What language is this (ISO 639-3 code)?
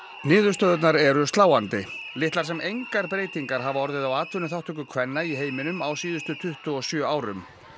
isl